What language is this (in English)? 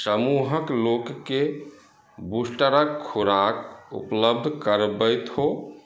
Maithili